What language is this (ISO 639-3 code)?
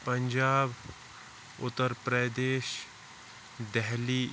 kas